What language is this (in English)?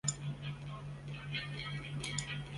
Chinese